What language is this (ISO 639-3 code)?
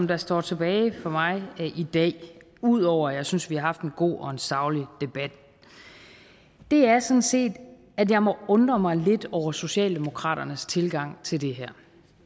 dan